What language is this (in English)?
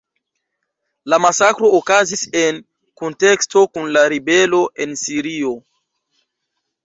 Esperanto